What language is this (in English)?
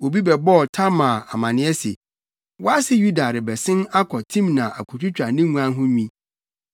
Akan